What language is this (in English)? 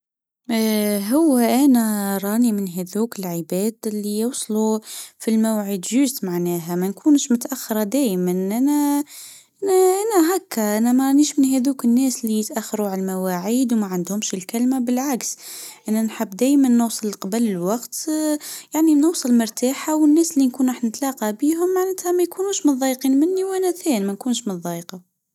Tunisian Arabic